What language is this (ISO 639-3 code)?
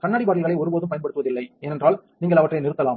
tam